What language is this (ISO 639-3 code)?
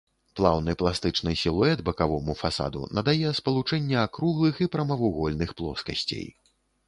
bel